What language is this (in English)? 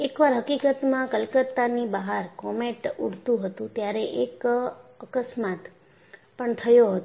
Gujarati